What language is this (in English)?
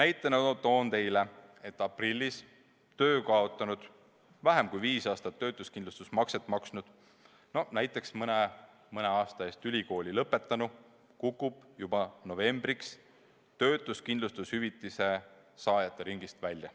Estonian